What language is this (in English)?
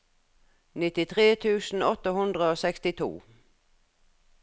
Norwegian